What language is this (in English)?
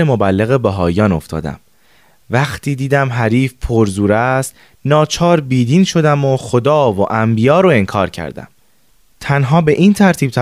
Persian